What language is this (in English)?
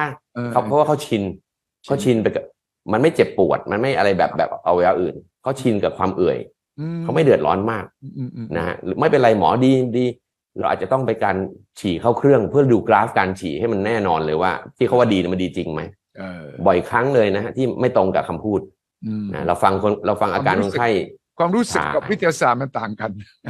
Thai